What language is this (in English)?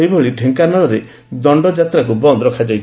Odia